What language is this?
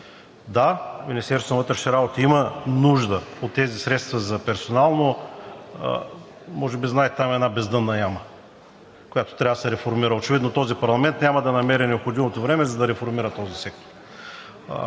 Bulgarian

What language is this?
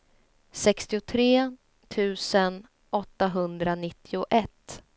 Swedish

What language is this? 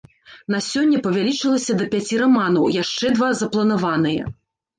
Belarusian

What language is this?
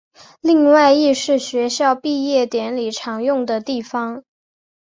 Chinese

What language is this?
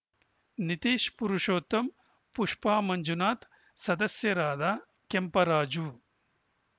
Kannada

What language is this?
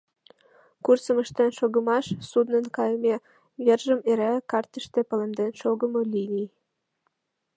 Mari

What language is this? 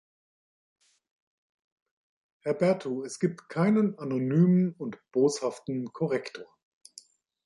German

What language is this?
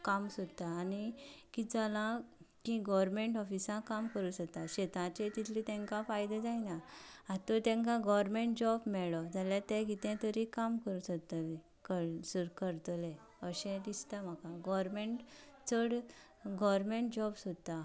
Konkani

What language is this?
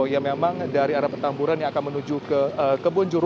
Indonesian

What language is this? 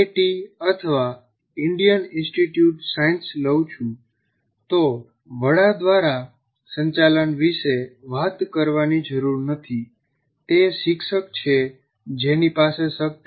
Gujarati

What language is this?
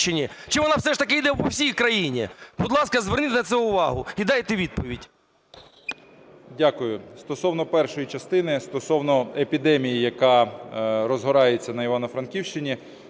Ukrainian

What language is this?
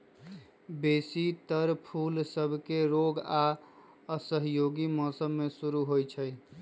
Magahi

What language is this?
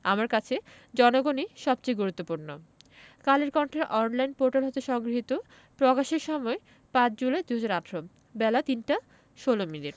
Bangla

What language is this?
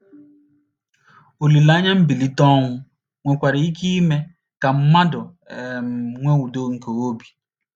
Igbo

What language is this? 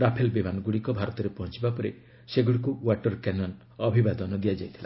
Odia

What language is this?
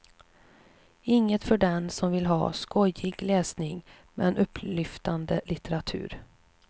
Swedish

